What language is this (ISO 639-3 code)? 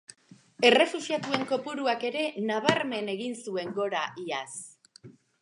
eus